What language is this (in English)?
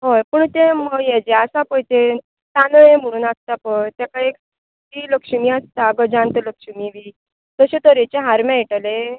Konkani